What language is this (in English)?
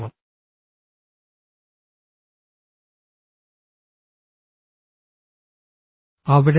Malayalam